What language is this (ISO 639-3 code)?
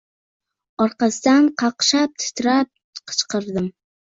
uzb